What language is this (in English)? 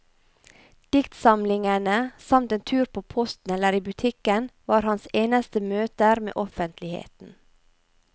Norwegian